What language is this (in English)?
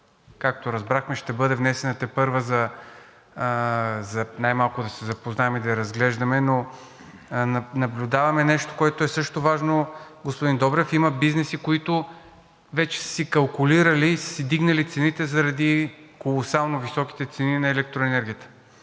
Bulgarian